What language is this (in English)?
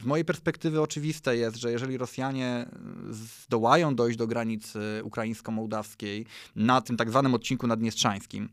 Polish